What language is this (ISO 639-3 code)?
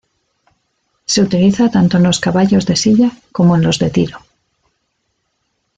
spa